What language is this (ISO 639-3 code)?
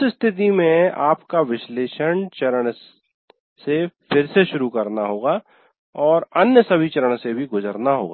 hin